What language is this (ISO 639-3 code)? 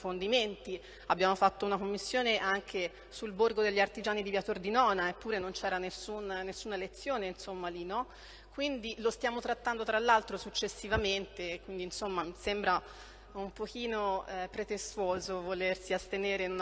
ita